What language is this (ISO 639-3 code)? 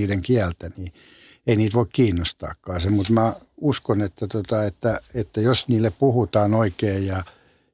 fin